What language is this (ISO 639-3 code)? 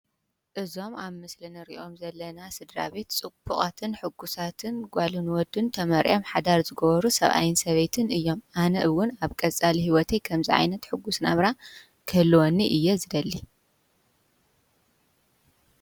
tir